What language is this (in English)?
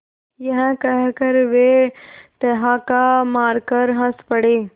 Hindi